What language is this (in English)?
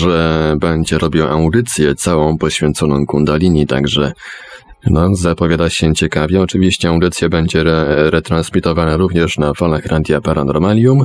Polish